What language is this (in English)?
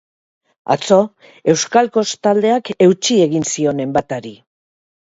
Basque